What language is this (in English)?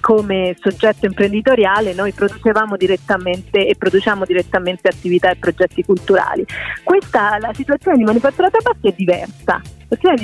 Italian